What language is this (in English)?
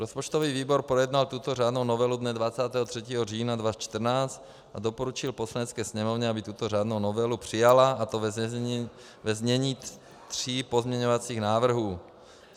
Czech